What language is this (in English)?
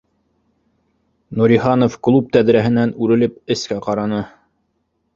Bashkir